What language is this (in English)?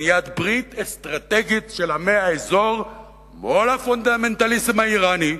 Hebrew